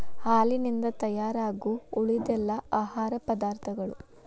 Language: Kannada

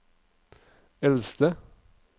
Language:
Norwegian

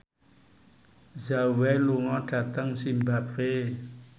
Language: Javanese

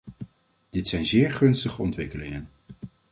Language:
Dutch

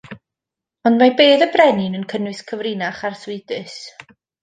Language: Welsh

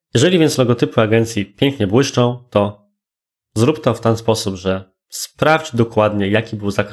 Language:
Polish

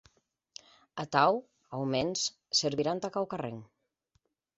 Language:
Occitan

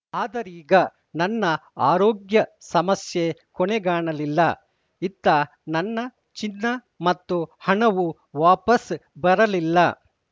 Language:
Kannada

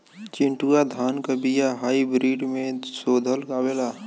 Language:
Bhojpuri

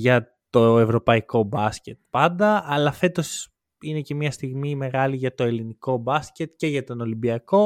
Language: Greek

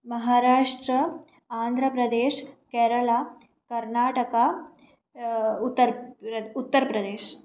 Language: Sanskrit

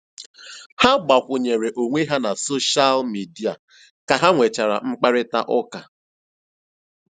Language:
Igbo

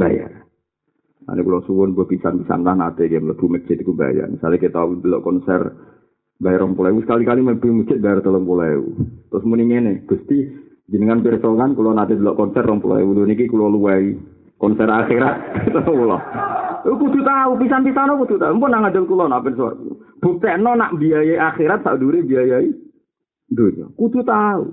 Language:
Malay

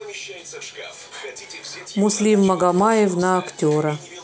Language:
Russian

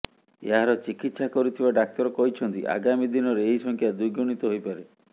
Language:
Odia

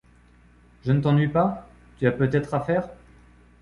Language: French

